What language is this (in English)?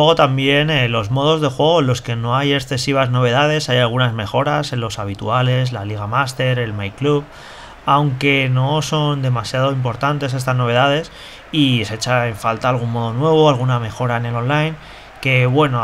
Spanish